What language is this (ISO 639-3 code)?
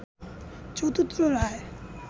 ben